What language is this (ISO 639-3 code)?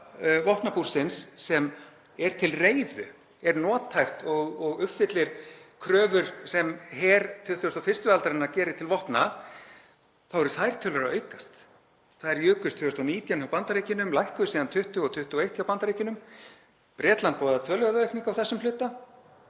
isl